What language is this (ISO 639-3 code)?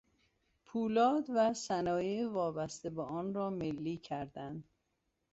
fas